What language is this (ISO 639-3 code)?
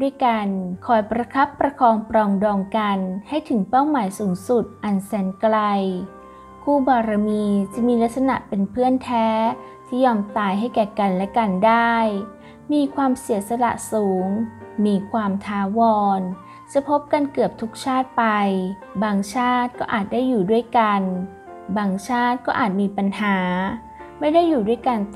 tha